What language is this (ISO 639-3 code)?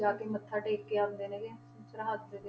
pan